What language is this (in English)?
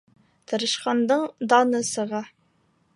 Bashkir